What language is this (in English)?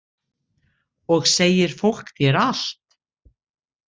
Icelandic